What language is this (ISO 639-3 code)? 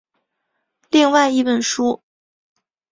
zho